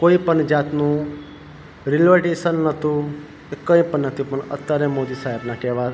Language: Gujarati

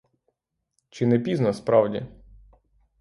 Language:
Ukrainian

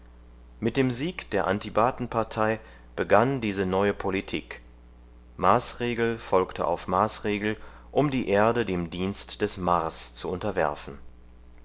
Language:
German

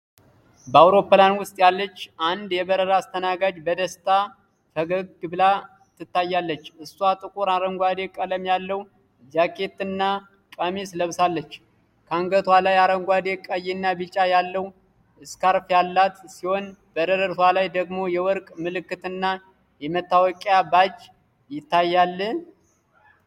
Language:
Amharic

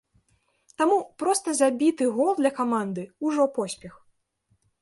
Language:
Belarusian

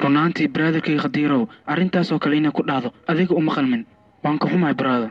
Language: Arabic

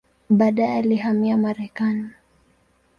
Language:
Swahili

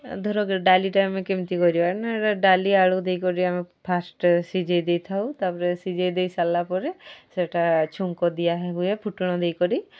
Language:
Odia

